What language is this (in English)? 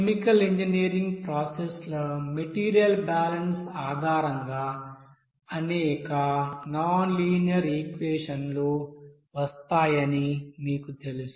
Telugu